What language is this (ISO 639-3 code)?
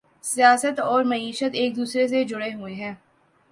urd